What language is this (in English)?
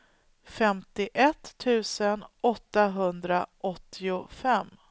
Swedish